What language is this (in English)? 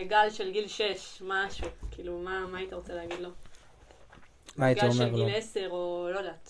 Hebrew